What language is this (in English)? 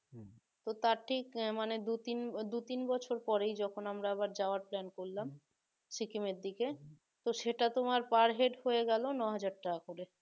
Bangla